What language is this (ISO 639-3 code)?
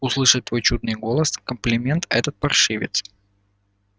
rus